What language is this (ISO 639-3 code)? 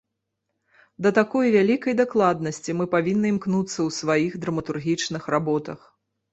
bel